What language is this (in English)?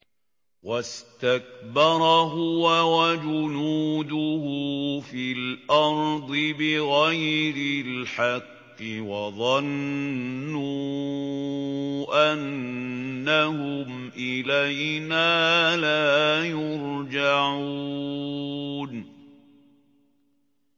Arabic